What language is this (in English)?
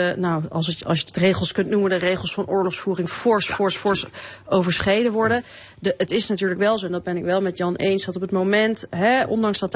Dutch